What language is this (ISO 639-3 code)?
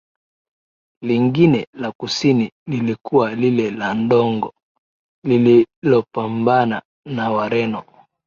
swa